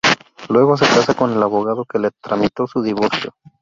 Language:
Spanish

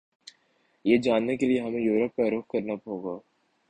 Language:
Urdu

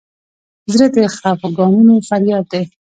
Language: Pashto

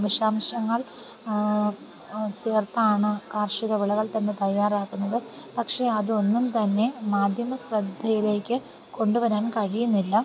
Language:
Malayalam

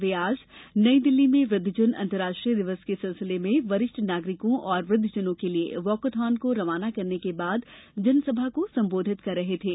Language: Hindi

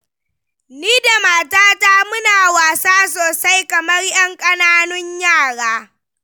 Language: Hausa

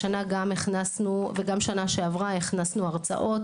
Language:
Hebrew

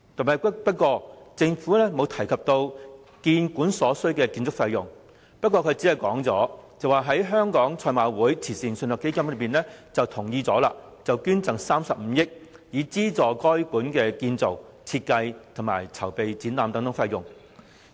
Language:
Cantonese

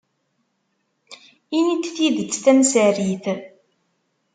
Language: Kabyle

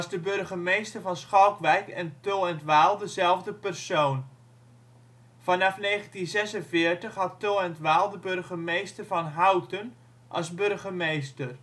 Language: Dutch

